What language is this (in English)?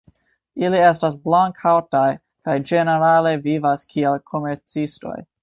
Esperanto